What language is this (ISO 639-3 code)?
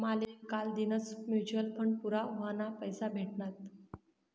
mar